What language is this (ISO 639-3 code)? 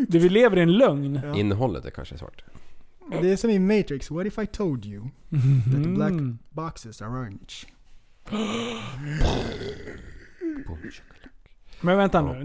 swe